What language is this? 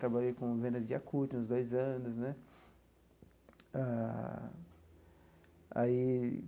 Portuguese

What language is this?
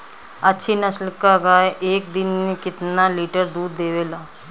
Bhojpuri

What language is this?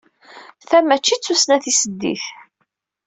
Kabyle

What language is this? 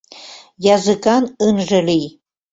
Mari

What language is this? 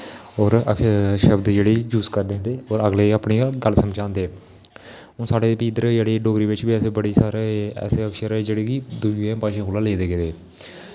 Dogri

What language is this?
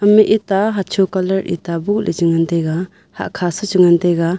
Wancho Naga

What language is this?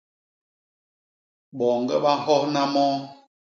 Basaa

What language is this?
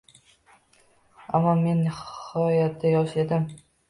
Uzbek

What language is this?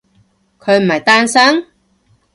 Cantonese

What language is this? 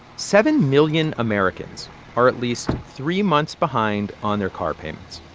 English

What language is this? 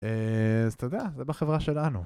Hebrew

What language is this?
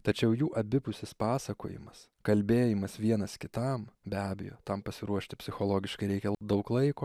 Lithuanian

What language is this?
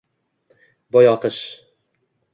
Uzbek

